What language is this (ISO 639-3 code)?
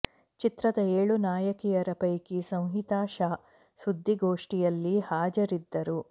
kan